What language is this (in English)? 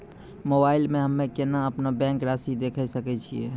Maithili